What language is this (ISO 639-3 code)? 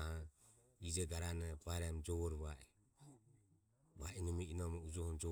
aom